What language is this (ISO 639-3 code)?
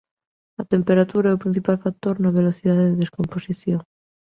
glg